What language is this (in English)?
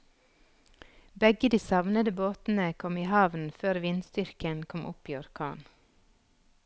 Norwegian